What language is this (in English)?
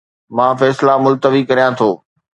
Sindhi